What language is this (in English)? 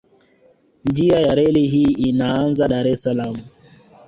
Swahili